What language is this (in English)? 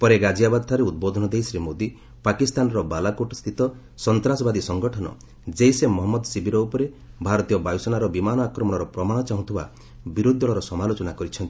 Odia